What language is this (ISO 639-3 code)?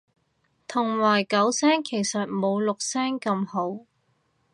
yue